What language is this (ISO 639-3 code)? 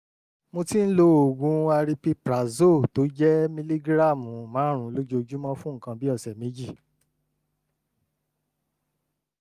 yor